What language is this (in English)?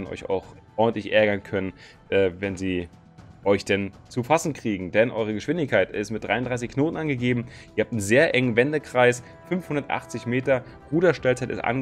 German